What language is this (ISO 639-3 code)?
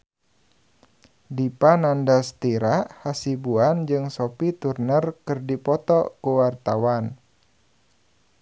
sun